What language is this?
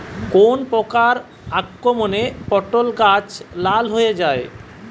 Bangla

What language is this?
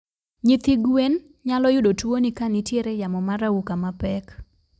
Luo (Kenya and Tanzania)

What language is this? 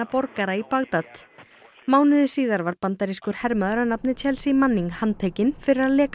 Icelandic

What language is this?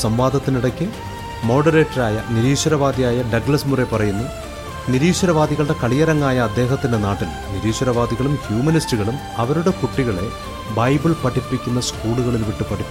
Malayalam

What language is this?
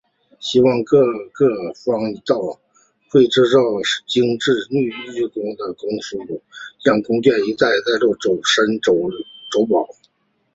Chinese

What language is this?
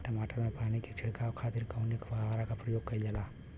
Bhojpuri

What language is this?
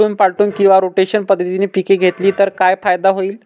Marathi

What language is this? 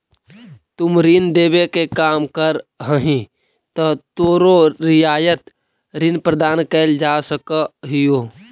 Magahi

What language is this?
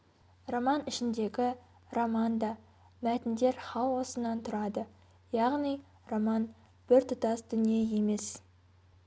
Kazakh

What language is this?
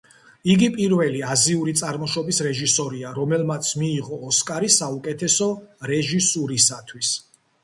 Georgian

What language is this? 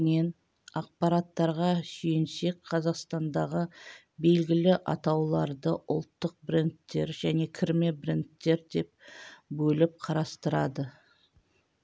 Kazakh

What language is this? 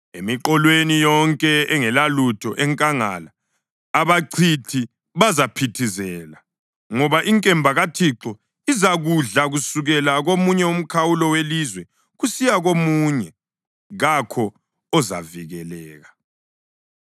North Ndebele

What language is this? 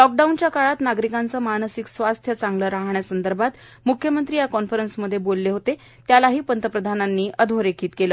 Marathi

